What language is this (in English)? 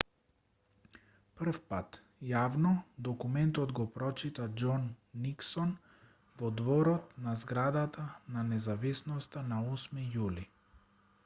Macedonian